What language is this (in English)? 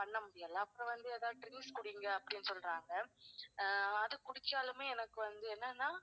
Tamil